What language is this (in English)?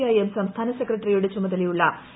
Malayalam